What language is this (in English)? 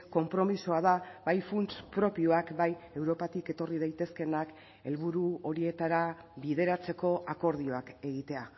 Basque